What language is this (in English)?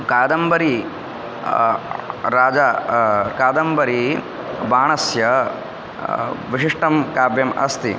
Sanskrit